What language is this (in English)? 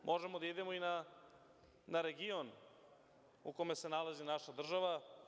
Serbian